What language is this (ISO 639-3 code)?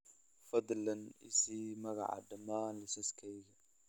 som